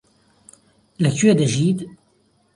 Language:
Central Kurdish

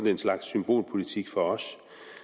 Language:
Danish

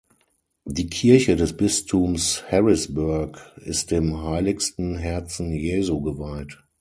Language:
German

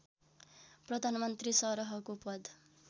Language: Nepali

